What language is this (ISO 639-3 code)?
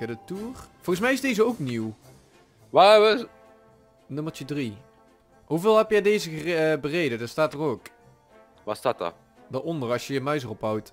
nld